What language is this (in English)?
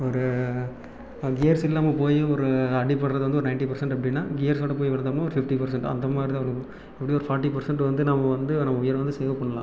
Tamil